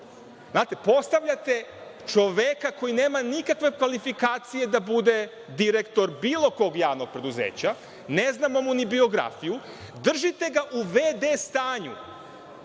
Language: Serbian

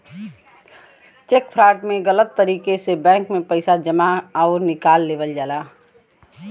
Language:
Bhojpuri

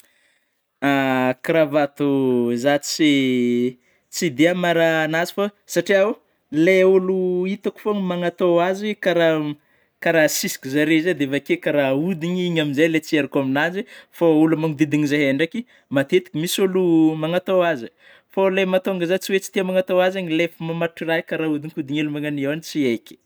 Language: Northern Betsimisaraka Malagasy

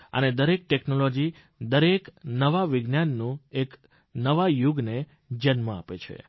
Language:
Gujarati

